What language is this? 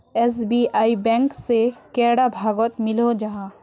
Magahi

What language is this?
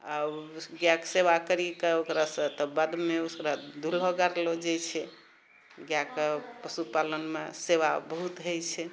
Maithili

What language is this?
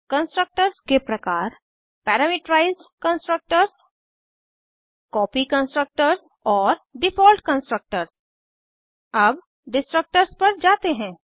Hindi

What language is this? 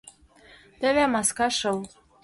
Mari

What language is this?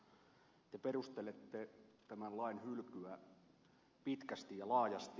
Finnish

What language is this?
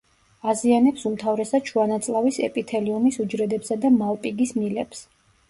Georgian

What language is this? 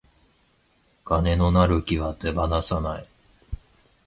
Japanese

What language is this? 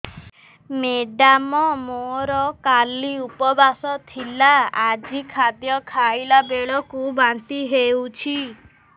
Odia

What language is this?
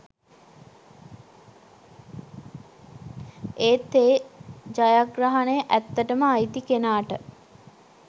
Sinhala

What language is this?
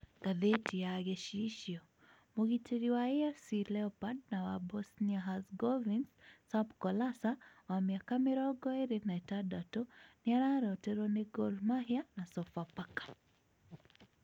Kikuyu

